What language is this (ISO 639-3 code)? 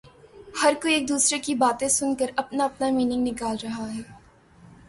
urd